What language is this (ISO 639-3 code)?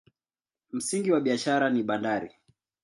swa